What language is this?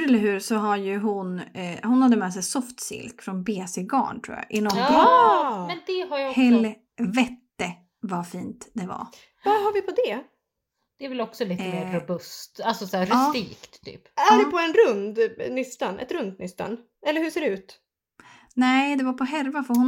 Swedish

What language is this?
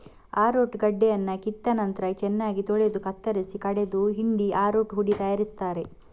Kannada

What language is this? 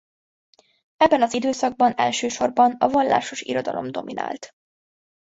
Hungarian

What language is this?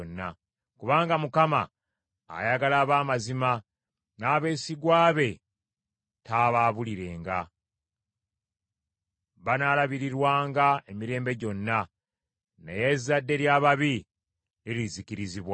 Ganda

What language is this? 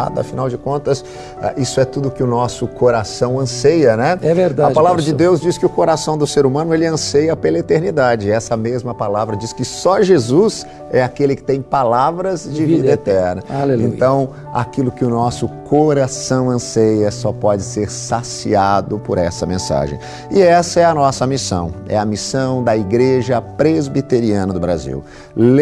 Portuguese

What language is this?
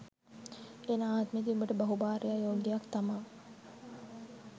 Sinhala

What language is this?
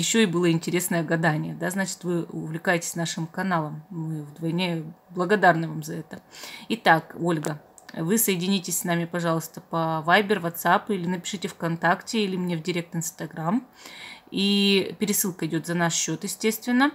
Russian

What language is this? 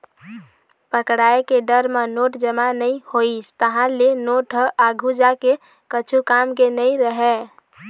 Chhattisgarhi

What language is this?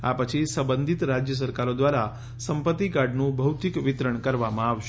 Gujarati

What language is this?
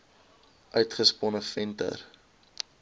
Afrikaans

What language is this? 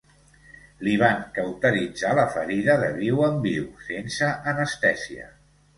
Catalan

